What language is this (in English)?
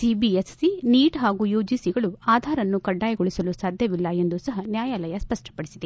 Kannada